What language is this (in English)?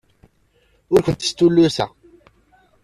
Kabyle